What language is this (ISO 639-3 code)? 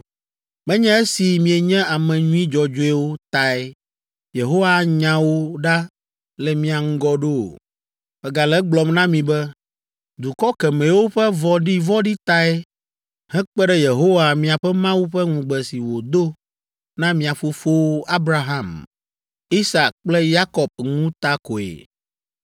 ewe